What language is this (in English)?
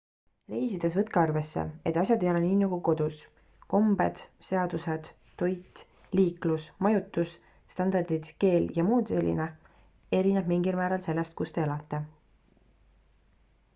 Estonian